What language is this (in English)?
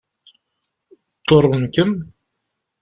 Kabyle